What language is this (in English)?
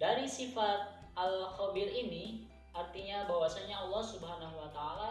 Indonesian